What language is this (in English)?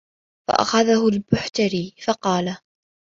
Arabic